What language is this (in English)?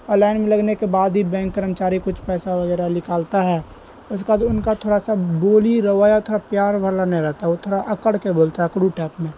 Urdu